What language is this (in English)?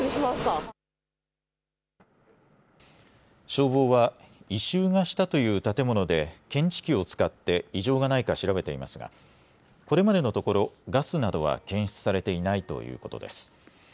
Japanese